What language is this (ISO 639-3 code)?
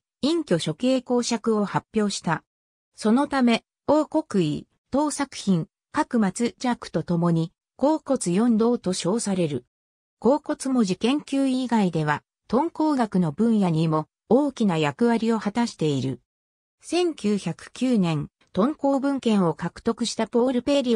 jpn